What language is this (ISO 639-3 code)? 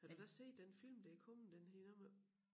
dan